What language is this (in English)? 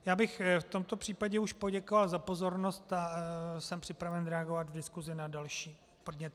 Czech